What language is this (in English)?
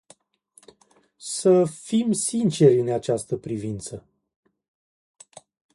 Romanian